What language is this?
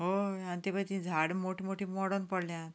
Konkani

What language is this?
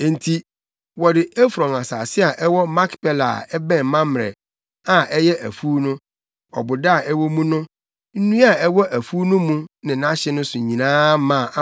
Akan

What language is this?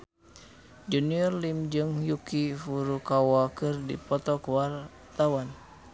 Sundanese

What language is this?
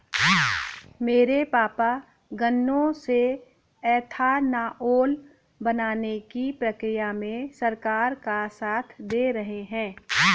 Hindi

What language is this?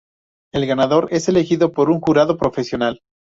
Spanish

